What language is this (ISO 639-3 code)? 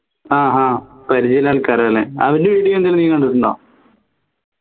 mal